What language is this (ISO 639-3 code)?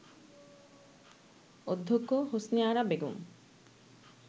ben